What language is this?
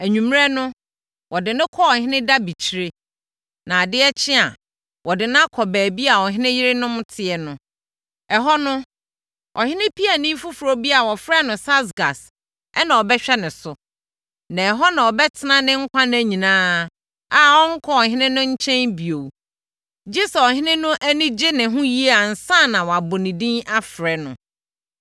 Akan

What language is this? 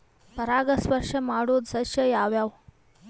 Kannada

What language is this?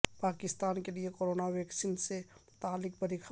Urdu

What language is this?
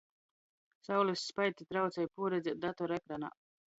Latgalian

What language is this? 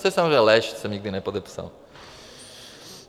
Czech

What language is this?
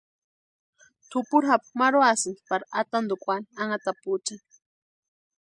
Western Highland Purepecha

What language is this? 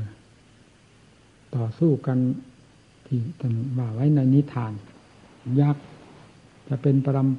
Thai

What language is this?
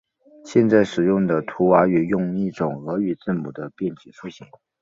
Chinese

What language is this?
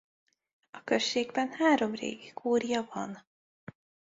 Hungarian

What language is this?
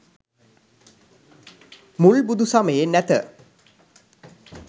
Sinhala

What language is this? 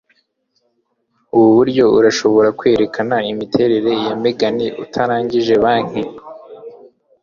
Kinyarwanda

